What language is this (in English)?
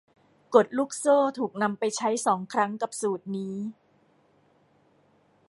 Thai